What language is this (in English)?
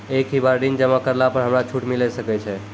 Maithili